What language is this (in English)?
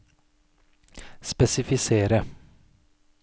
Norwegian